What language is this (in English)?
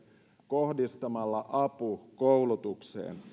Finnish